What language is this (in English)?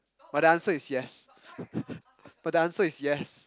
English